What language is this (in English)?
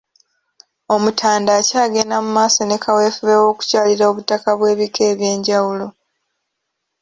Ganda